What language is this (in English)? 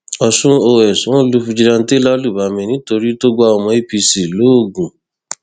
Yoruba